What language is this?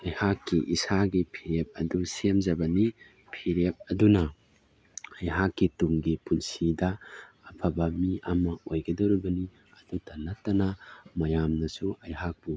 Manipuri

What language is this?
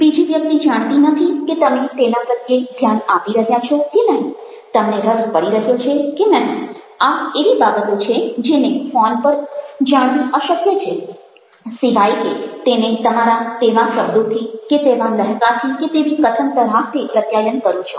Gujarati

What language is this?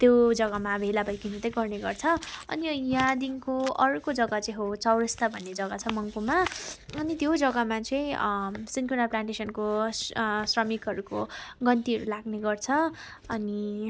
Nepali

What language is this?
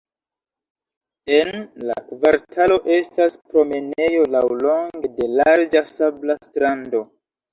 Esperanto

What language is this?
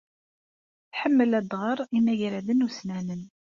Kabyle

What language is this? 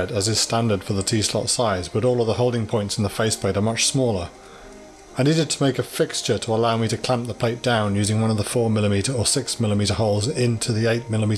English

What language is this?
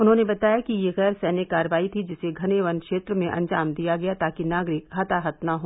Hindi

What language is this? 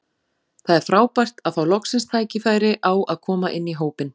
Icelandic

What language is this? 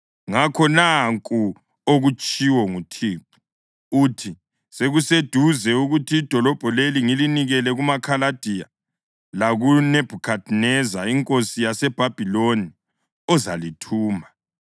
North Ndebele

